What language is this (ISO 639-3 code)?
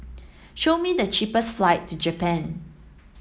eng